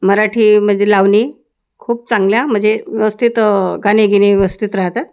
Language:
Marathi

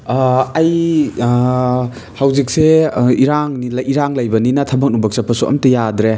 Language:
Manipuri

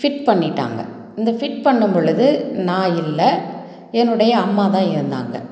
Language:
Tamil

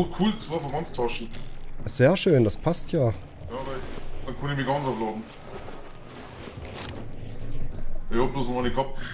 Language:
German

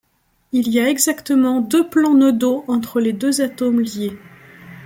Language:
French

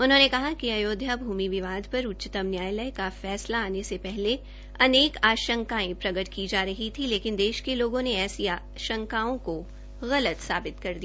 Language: Hindi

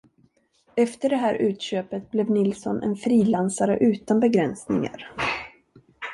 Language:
Swedish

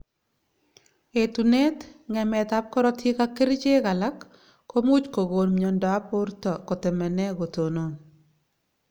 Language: Kalenjin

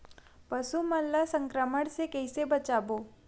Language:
Chhattisgarhi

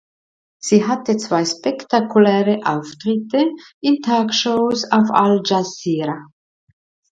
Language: German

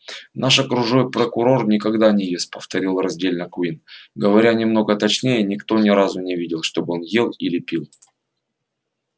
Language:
Russian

